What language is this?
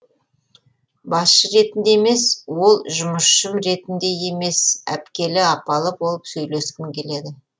Kazakh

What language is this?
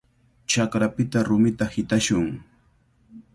Cajatambo North Lima Quechua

